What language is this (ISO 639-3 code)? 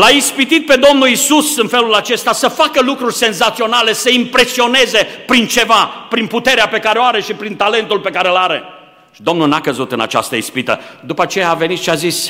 ron